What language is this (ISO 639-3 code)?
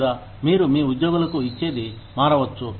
tel